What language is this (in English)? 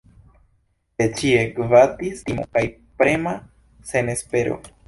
Esperanto